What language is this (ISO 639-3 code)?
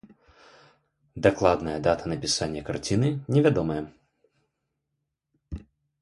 bel